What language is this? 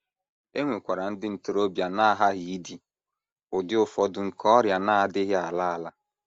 Igbo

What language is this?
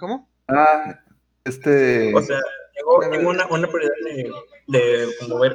Spanish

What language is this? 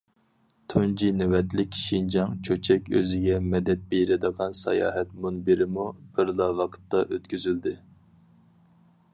Uyghur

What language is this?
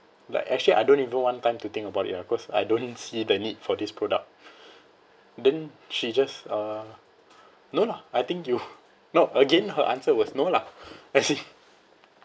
English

